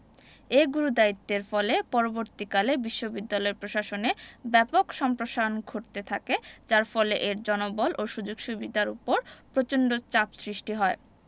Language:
Bangla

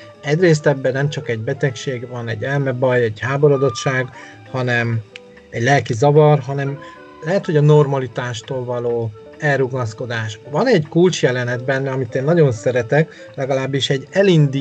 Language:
Hungarian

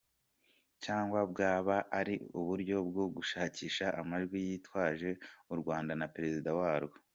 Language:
Kinyarwanda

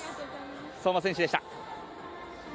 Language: Japanese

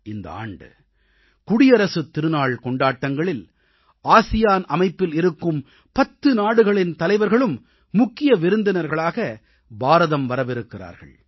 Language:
Tamil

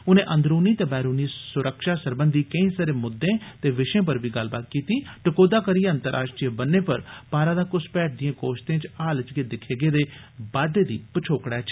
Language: Dogri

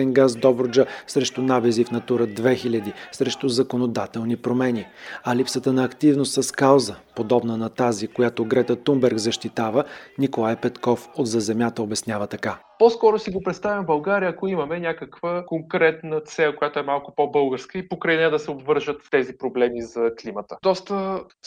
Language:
Bulgarian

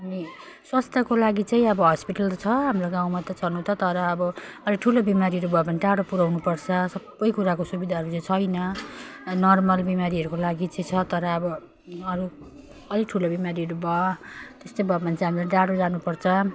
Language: Nepali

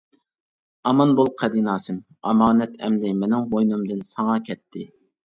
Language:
Uyghur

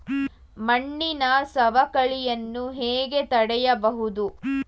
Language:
Kannada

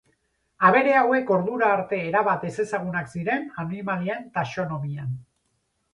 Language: Basque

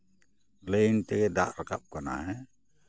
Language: Santali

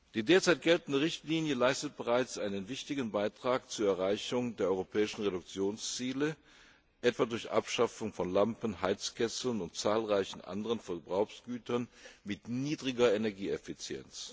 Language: German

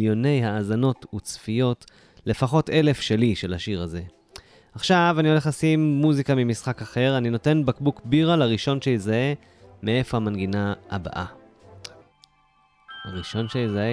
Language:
Hebrew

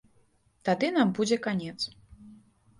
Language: Belarusian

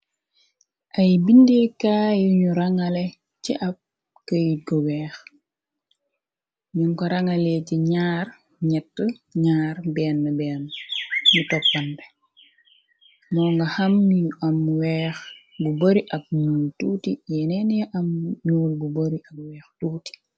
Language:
Wolof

